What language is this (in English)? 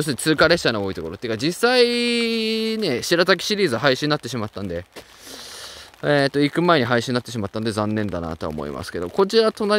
Japanese